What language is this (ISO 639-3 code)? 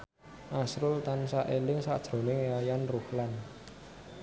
jav